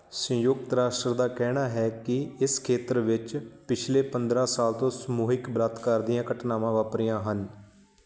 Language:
Punjabi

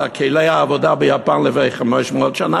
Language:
Hebrew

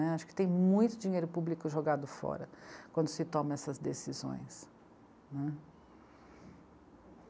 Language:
Portuguese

